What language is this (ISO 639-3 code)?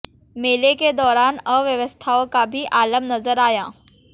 hin